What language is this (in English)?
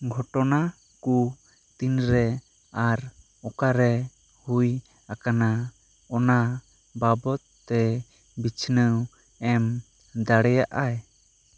Santali